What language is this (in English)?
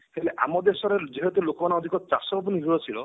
Odia